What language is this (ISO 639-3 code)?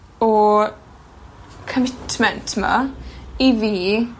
cym